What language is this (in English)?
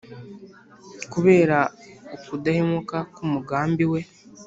Kinyarwanda